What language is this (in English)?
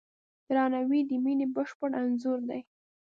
Pashto